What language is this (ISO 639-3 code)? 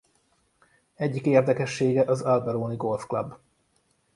hun